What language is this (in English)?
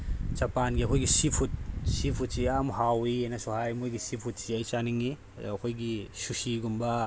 Manipuri